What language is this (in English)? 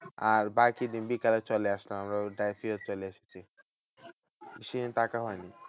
Bangla